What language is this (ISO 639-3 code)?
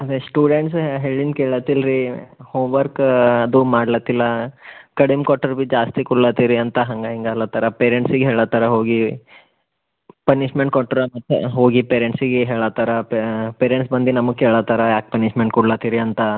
kan